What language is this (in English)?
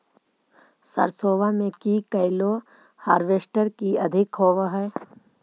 Magahi